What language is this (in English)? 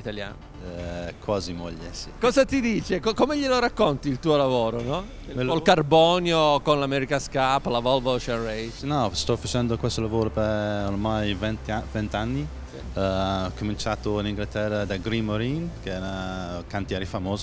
Italian